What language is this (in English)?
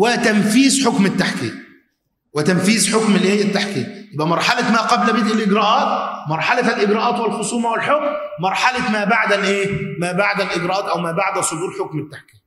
Arabic